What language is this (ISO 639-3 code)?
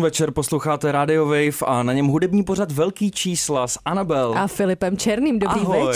ces